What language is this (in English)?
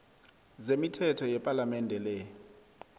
South Ndebele